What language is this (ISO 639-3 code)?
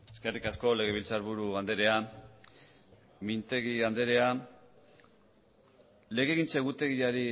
eus